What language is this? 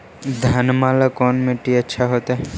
Magahi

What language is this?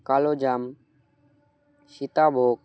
Bangla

